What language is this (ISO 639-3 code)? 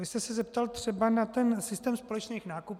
ces